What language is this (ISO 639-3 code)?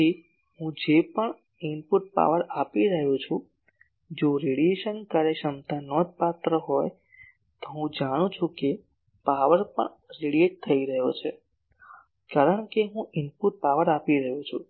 guj